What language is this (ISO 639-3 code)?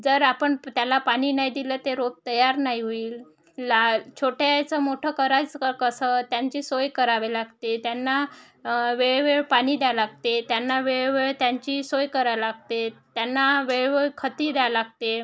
mar